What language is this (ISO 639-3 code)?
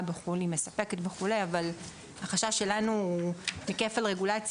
heb